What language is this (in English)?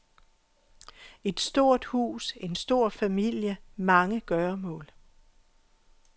Danish